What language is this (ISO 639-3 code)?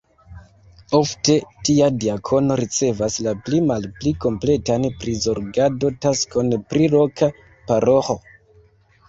epo